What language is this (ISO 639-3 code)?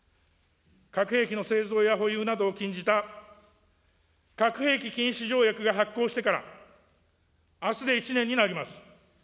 jpn